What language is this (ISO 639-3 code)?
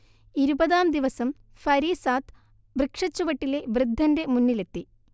mal